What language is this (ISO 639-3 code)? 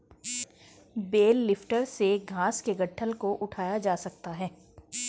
hin